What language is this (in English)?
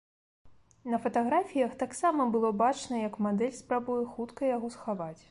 Belarusian